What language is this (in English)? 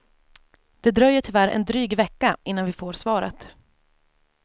Swedish